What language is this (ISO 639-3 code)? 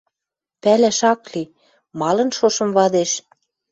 mrj